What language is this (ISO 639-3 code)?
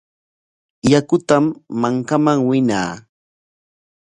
qwa